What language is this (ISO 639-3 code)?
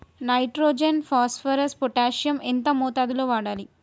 tel